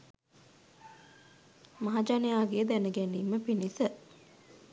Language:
Sinhala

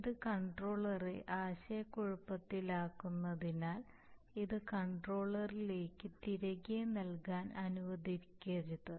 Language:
Malayalam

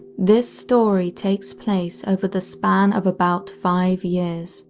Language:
English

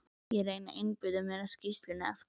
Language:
Icelandic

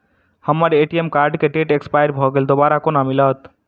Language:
Maithili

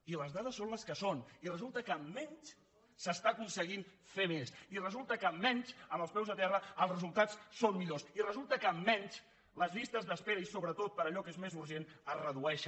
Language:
Catalan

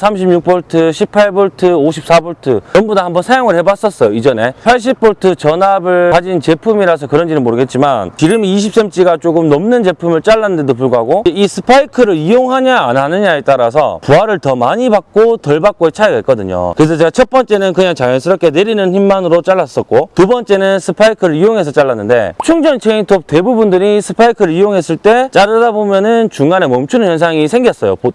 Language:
Korean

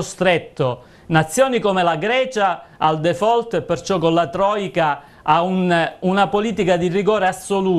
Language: Italian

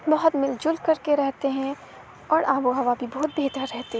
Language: Urdu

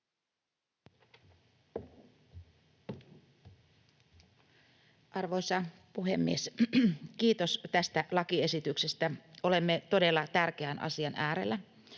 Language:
Finnish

